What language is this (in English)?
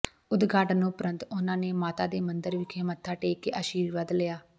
Punjabi